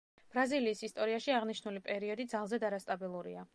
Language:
Georgian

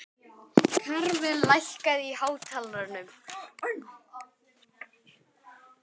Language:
Icelandic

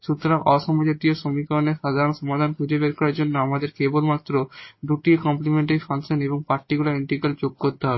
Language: Bangla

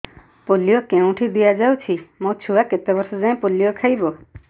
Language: Odia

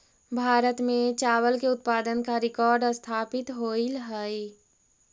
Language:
Magahi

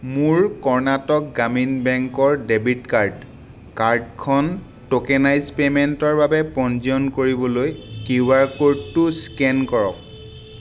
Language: Assamese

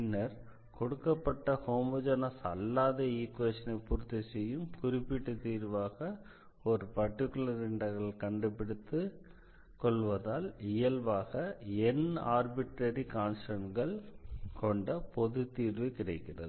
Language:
Tamil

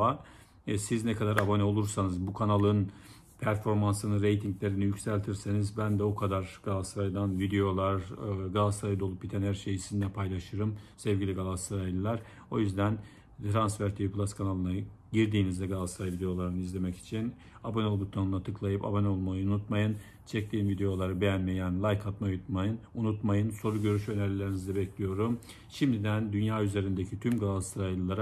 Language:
Turkish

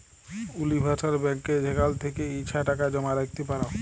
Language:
Bangla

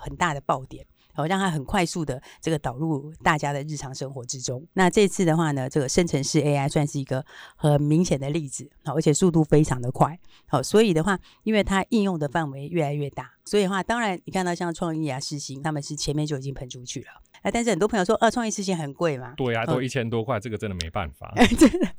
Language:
Chinese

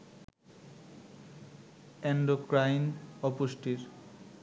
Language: Bangla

